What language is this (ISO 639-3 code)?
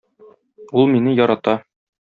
tat